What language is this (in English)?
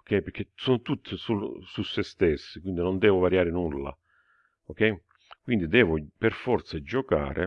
Italian